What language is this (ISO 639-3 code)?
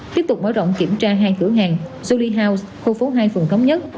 vie